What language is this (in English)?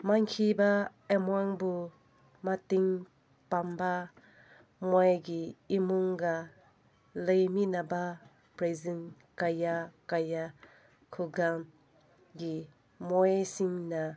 Manipuri